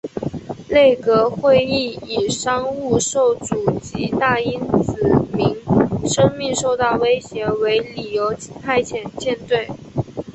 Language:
Chinese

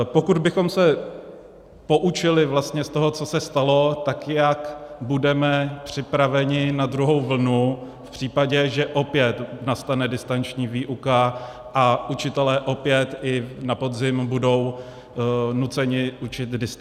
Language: Czech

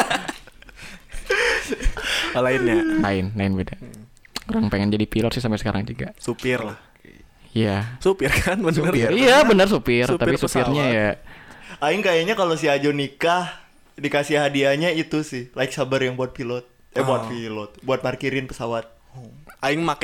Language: Indonesian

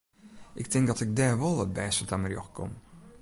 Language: Western Frisian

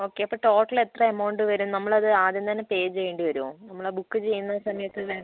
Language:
Malayalam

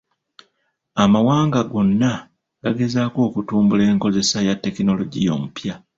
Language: Ganda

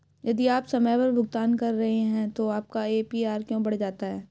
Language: Hindi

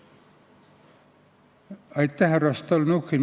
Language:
Estonian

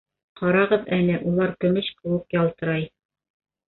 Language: Bashkir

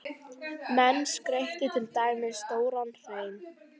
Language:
Icelandic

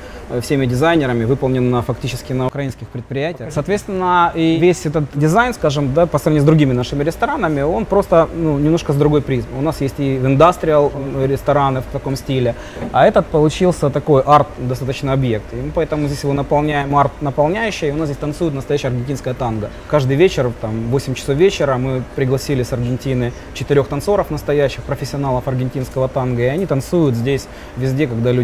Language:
Russian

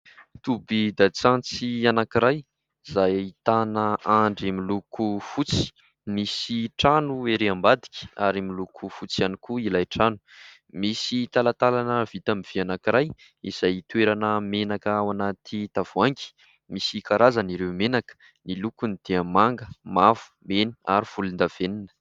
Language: Malagasy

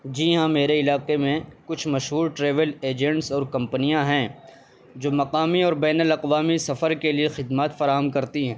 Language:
Urdu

